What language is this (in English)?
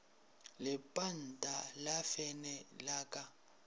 Northern Sotho